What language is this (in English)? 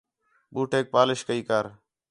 Khetrani